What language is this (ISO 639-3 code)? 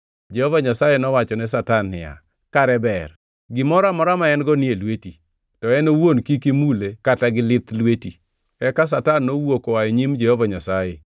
luo